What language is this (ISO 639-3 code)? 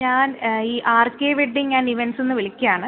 mal